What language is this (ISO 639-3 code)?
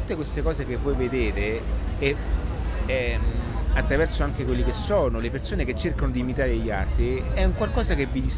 ita